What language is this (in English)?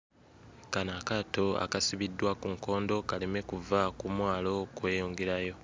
Ganda